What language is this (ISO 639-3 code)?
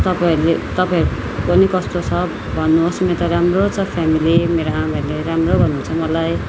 nep